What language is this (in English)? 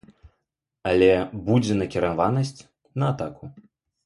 Belarusian